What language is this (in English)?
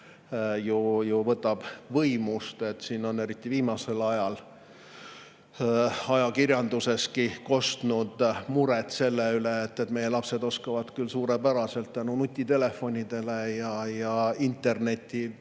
Estonian